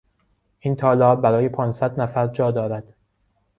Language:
Persian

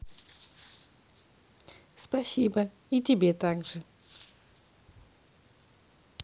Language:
Russian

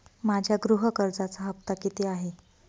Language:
Marathi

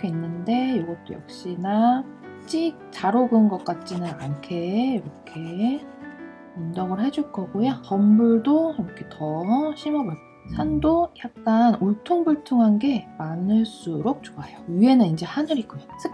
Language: Korean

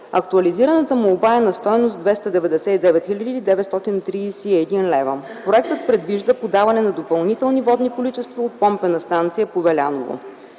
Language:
Bulgarian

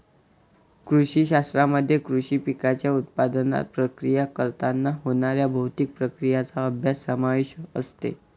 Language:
Marathi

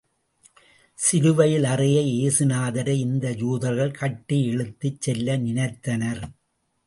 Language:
Tamil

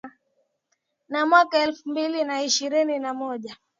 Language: Swahili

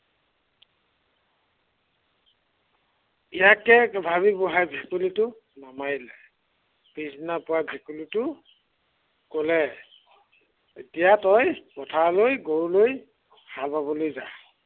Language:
Assamese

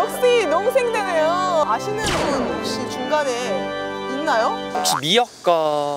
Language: Korean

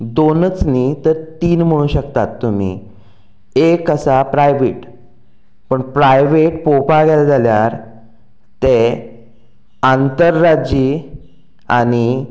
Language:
Konkani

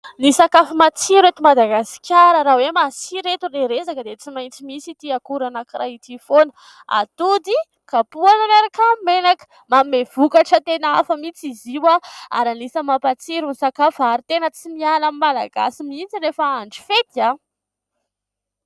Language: Malagasy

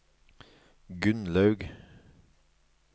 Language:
Norwegian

